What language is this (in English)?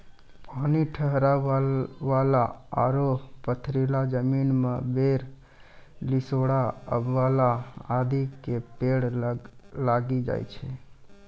Maithili